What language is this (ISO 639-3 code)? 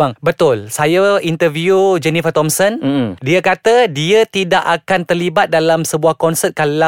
msa